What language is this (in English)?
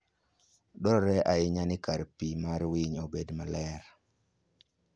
Luo (Kenya and Tanzania)